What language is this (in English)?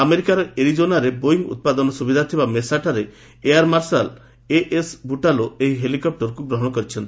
Odia